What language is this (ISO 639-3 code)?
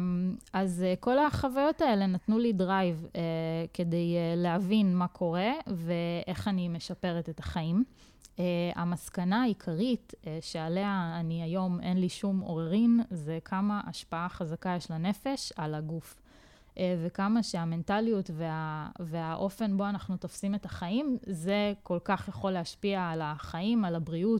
heb